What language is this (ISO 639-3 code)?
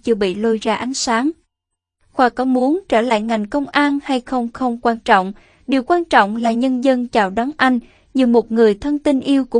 vie